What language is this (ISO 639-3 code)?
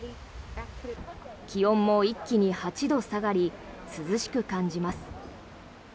jpn